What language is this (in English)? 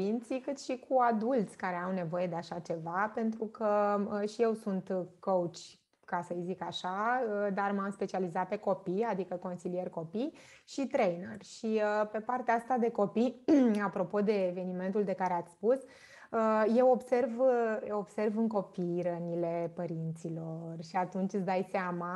Romanian